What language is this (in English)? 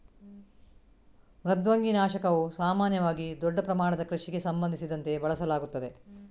Kannada